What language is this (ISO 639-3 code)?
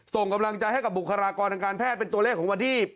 tha